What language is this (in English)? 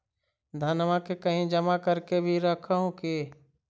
Magahi